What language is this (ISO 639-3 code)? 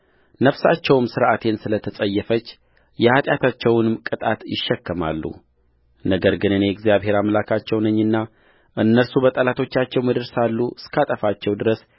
amh